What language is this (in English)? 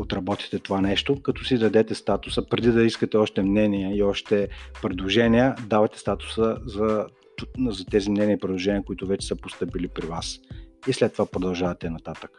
Bulgarian